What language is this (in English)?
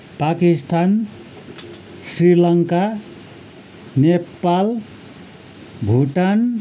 Nepali